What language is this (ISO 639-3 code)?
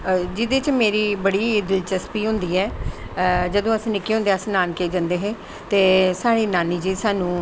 doi